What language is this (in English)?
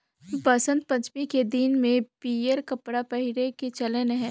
Chhattisgarhi